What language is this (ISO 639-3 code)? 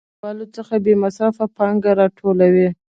pus